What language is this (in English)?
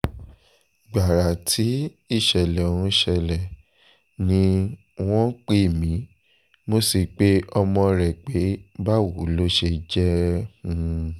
Yoruba